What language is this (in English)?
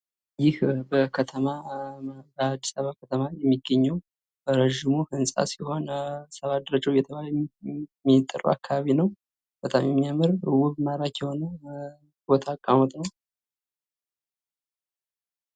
Amharic